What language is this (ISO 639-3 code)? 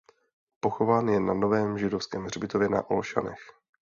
ces